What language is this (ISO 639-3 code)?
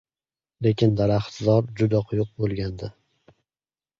uzb